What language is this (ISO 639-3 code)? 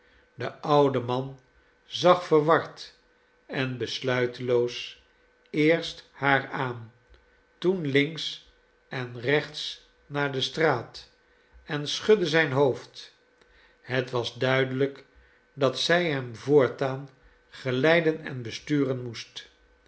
nld